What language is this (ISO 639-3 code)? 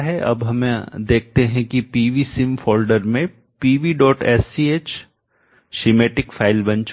hin